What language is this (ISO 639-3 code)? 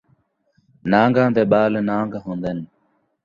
skr